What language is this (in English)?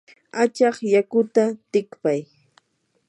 Yanahuanca Pasco Quechua